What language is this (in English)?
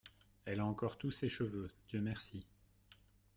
French